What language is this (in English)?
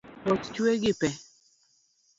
Luo (Kenya and Tanzania)